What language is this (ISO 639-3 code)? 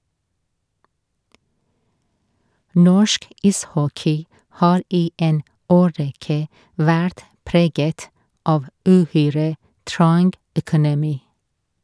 nor